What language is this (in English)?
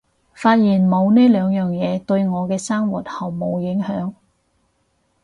Cantonese